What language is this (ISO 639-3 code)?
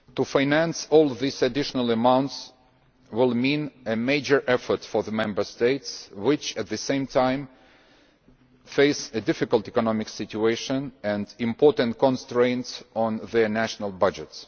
eng